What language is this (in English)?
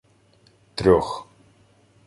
Ukrainian